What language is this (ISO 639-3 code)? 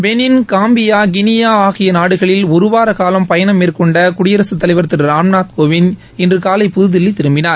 tam